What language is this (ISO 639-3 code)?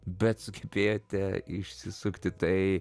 lit